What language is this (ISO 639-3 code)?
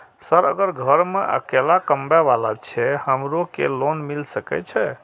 mai